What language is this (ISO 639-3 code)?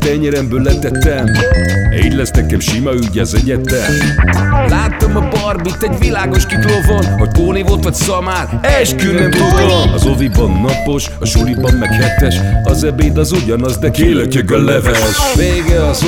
hun